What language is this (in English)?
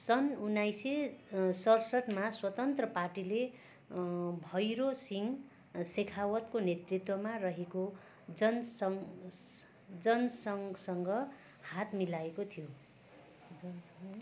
Nepali